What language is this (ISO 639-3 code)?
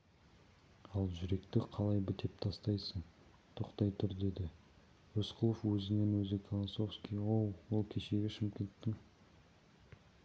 kaz